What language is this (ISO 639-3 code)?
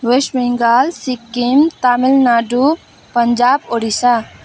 nep